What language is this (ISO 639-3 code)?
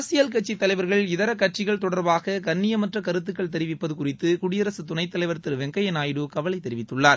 tam